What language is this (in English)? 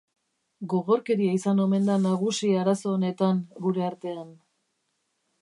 Basque